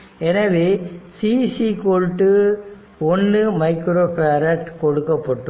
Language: Tamil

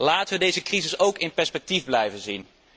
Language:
Dutch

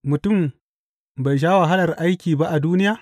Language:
Hausa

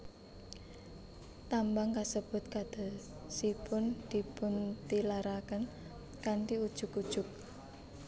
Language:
Javanese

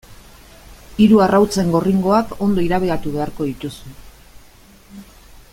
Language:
Basque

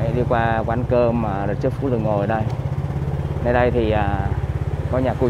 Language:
Vietnamese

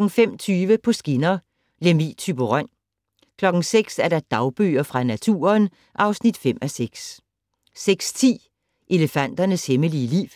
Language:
Danish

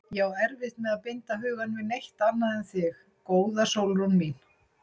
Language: Icelandic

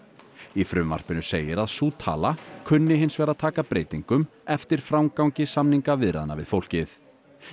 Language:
Icelandic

